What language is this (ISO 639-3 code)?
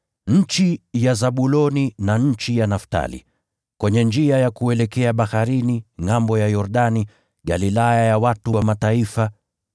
swa